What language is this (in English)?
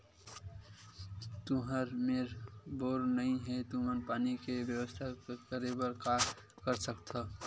Chhattisgarhi